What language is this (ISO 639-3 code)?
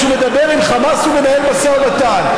heb